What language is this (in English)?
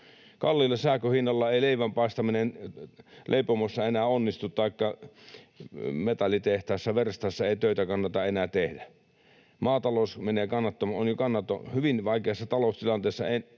Finnish